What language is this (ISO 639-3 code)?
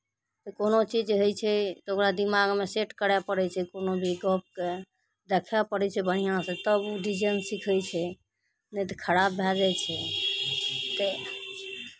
mai